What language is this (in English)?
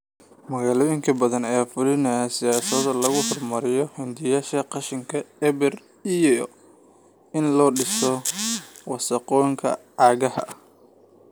Somali